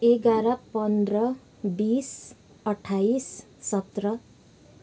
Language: Nepali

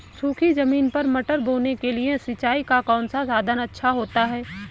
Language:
Hindi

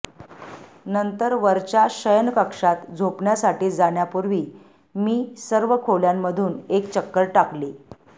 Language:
Marathi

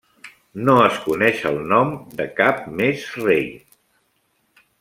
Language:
Catalan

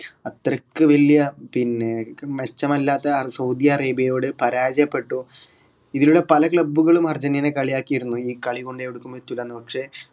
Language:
Malayalam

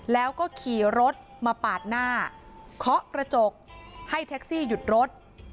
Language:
Thai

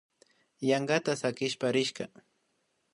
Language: Imbabura Highland Quichua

